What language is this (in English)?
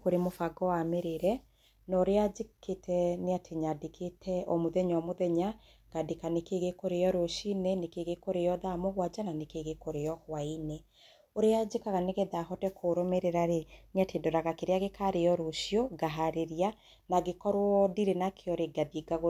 Kikuyu